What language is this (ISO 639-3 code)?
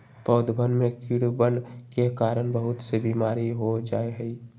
mag